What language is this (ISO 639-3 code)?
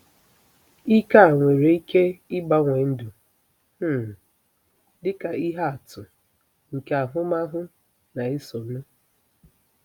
ibo